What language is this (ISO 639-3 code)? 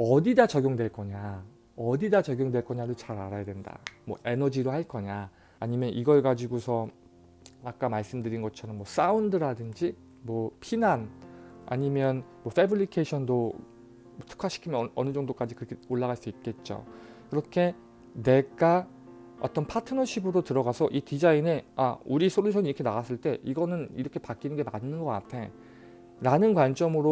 kor